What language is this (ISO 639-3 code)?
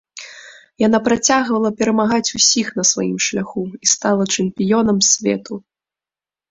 bel